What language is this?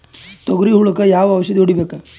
Kannada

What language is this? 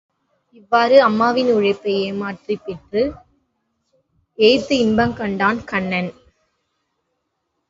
Tamil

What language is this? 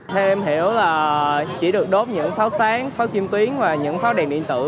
Vietnamese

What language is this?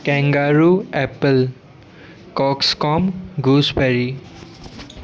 Sindhi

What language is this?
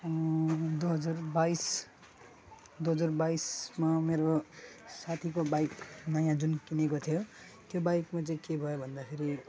Nepali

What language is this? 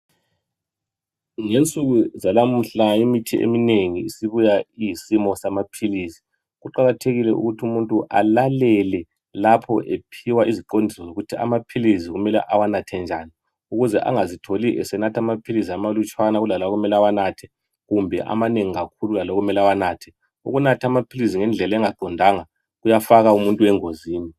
North Ndebele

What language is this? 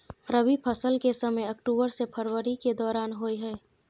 Maithili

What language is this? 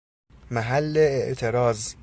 Persian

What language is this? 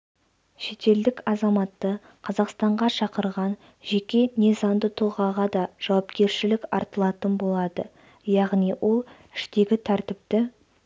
Kazakh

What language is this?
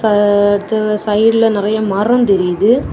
Tamil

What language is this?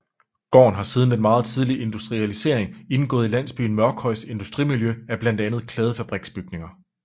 Danish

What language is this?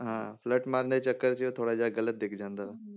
Punjabi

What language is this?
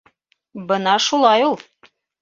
Bashkir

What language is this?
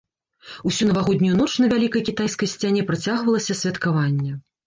Belarusian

